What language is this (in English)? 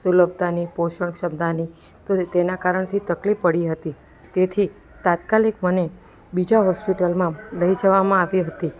Gujarati